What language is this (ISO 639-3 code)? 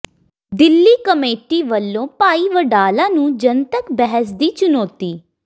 pan